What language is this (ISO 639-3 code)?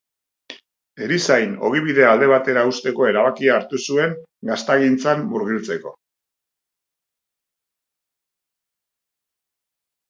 eus